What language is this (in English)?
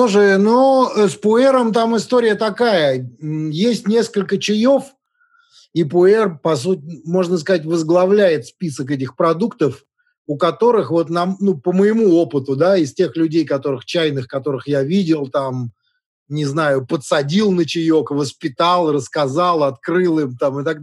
Russian